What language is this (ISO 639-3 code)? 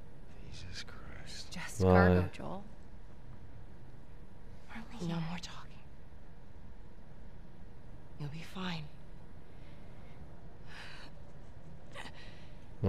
tur